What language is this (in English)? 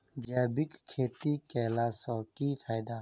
Maithili